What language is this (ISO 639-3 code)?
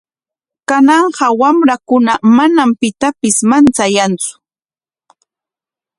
qwa